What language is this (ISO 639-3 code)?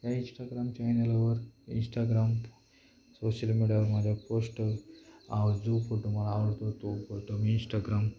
mar